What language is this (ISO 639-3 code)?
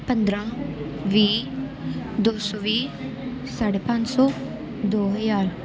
pan